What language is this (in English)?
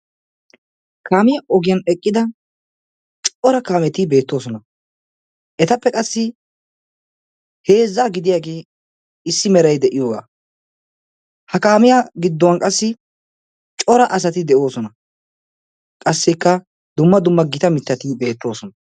Wolaytta